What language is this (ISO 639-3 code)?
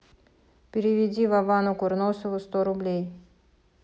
rus